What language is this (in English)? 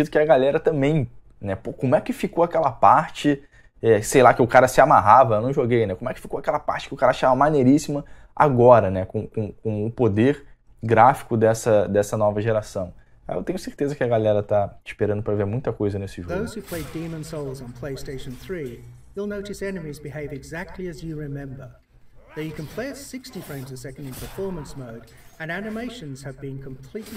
Portuguese